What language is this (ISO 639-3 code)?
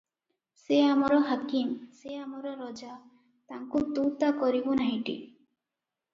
ori